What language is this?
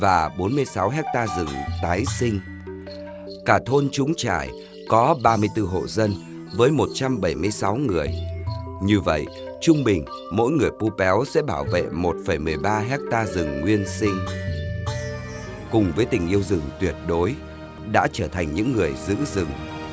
Vietnamese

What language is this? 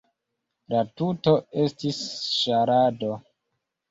Esperanto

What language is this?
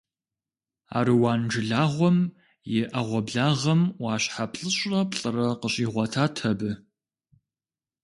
Kabardian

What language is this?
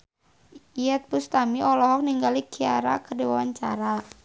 Sundanese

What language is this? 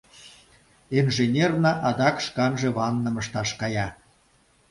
Mari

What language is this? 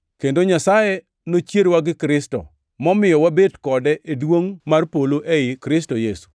Luo (Kenya and Tanzania)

